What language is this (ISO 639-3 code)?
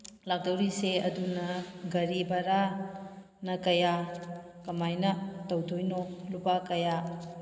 mni